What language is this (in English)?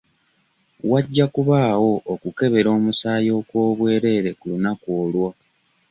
Ganda